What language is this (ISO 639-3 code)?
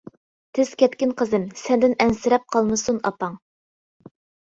uig